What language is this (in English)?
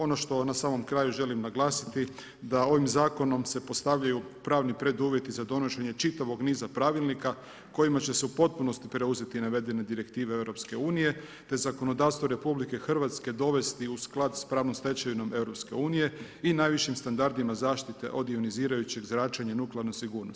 Croatian